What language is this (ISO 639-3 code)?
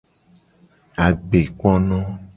gej